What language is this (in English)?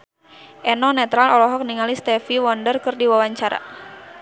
Sundanese